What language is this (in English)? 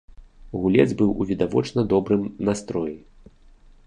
Belarusian